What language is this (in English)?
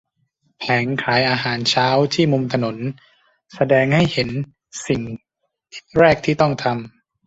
Thai